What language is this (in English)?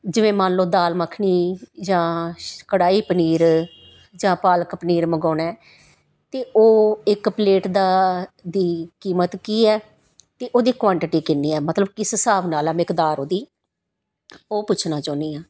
Punjabi